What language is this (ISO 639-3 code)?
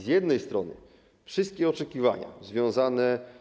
pol